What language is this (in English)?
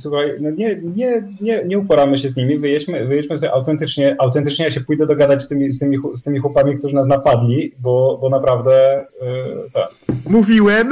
Polish